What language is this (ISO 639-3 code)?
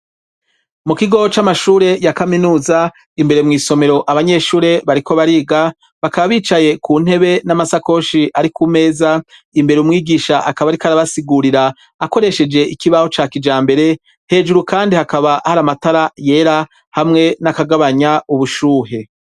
run